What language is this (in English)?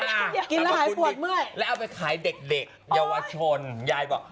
Thai